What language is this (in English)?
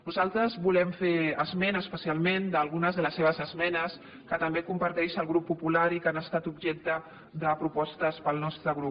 Catalan